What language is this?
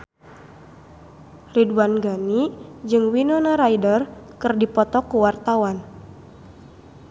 Sundanese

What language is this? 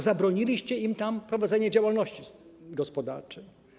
Polish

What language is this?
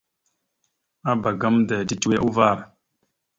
Mada (Cameroon)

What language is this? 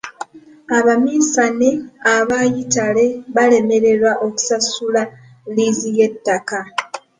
Ganda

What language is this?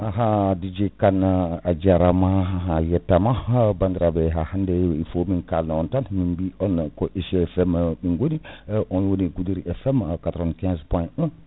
Fula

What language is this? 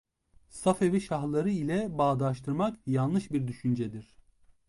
Turkish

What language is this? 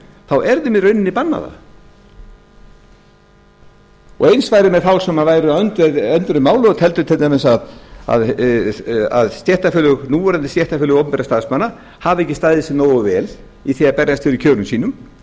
Icelandic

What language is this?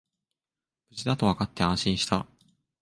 Japanese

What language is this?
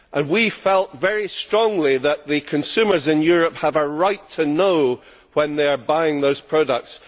English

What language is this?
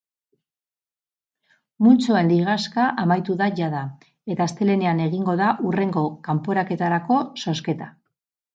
Basque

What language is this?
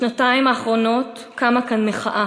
Hebrew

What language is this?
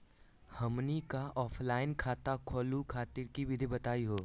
Magahi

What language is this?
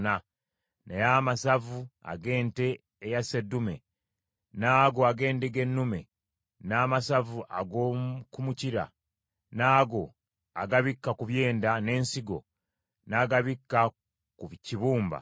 Ganda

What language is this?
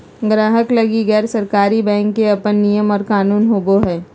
Magahi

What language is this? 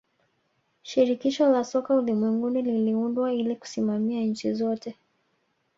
Swahili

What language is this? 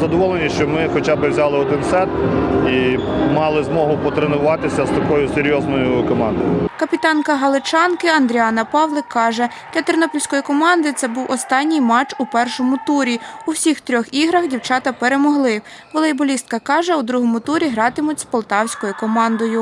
Ukrainian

